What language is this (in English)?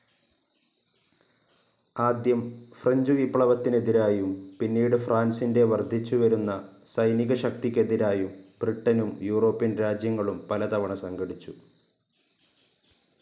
Malayalam